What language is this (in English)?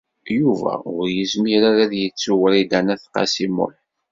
Kabyle